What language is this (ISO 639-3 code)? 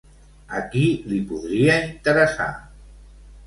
cat